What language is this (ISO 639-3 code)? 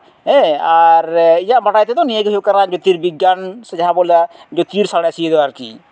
sat